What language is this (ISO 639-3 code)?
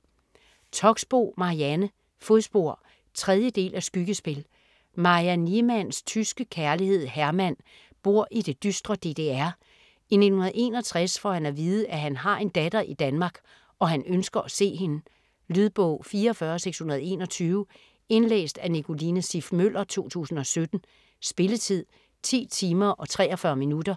dan